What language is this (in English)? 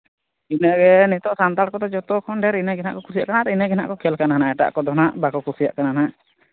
Santali